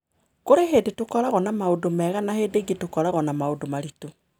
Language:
Kikuyu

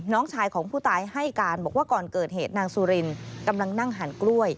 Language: Thai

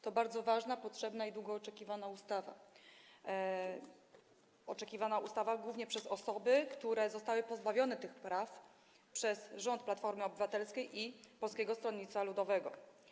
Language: Polish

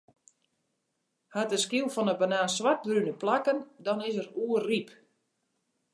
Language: Western Frisian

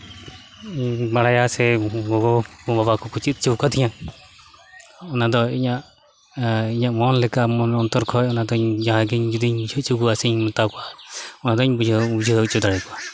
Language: Santali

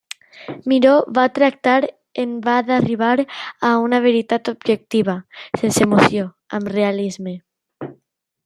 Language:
Catalan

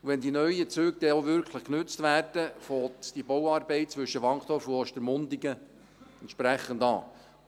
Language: Swiss German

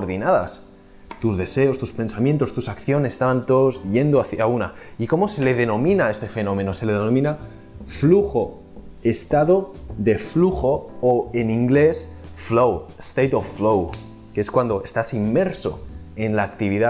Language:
Spanish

